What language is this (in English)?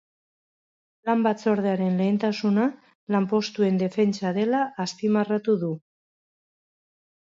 Basque